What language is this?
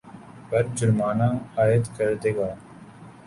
Urdu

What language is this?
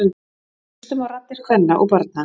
Icelandic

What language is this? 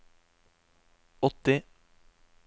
Norwegian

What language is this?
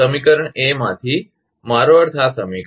Gujarati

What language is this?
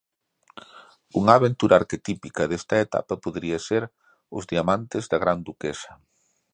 Galician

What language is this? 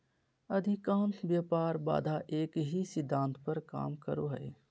Magahi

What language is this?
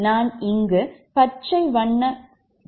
Tamil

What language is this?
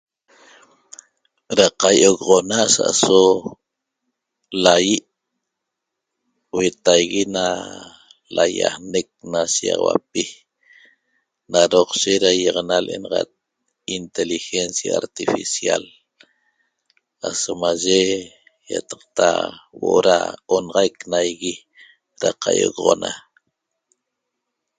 Toba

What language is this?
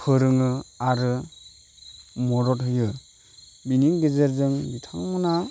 Bodo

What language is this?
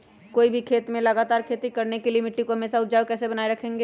Magahi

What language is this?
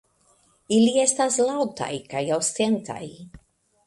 Esperanto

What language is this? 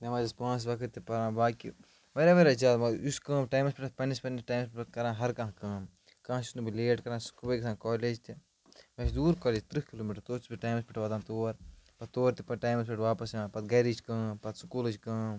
Kashmiri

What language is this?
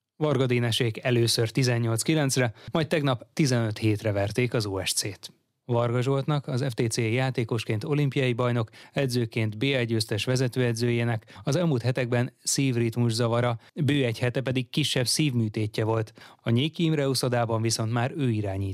Hungarian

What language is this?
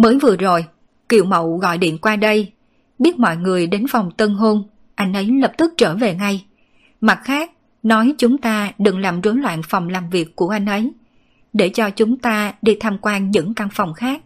Vietnamese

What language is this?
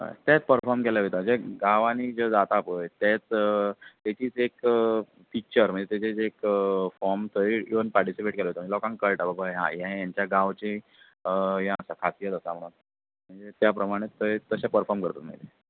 Konkani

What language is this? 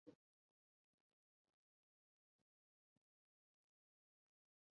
Chinese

